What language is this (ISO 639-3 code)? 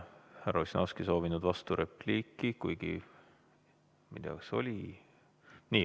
est